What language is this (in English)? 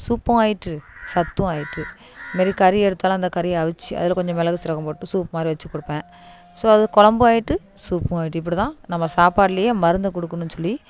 Tamil